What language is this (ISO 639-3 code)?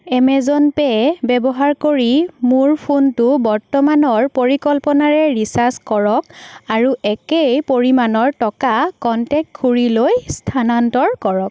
asm